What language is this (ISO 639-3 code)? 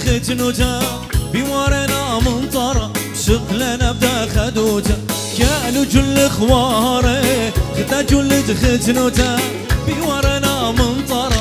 ara